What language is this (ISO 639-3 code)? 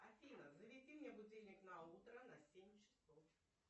rus